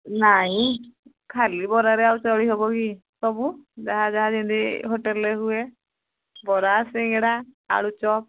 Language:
Odia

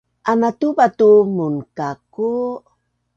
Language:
Bunun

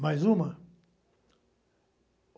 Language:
Portuguese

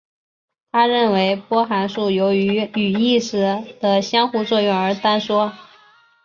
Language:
Chinese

